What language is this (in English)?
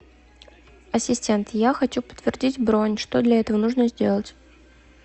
Russian